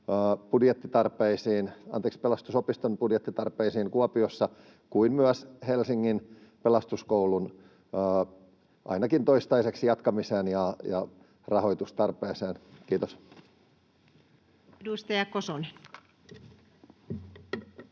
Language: Finnish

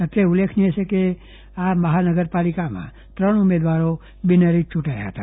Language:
Gujarati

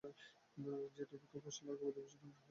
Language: Bangla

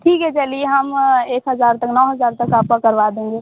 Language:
Hindi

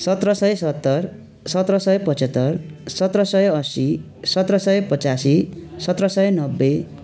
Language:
Nepali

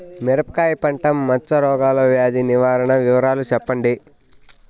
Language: Telugu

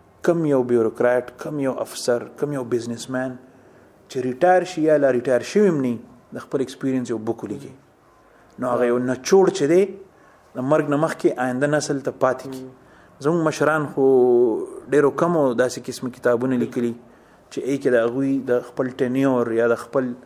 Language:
Urdu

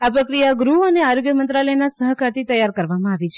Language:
Gujarati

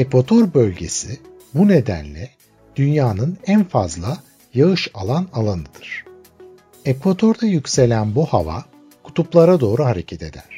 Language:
Turkish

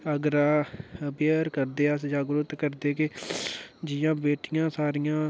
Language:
Dogri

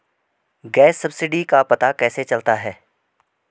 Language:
Hindi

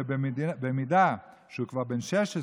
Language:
Hebrew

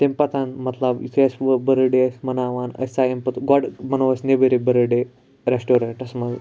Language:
Kashmiri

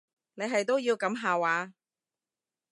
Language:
Cantonese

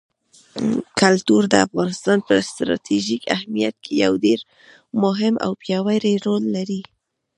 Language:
Pashto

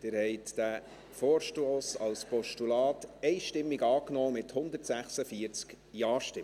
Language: Swiss German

